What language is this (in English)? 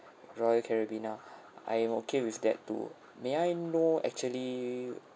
English